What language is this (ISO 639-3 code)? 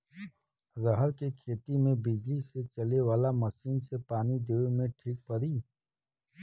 bho